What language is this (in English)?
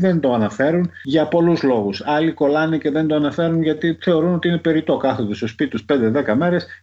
Greek